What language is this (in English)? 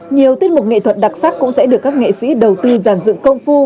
Vietnamese